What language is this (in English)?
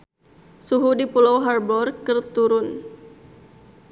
Sundanese